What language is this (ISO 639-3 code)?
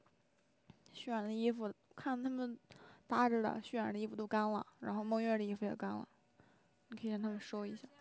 zho